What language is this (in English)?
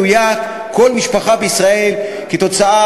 Hebrew